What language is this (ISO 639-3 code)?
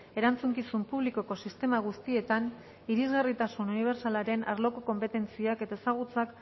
eus